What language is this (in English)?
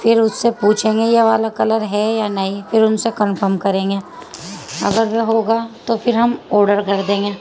Urdu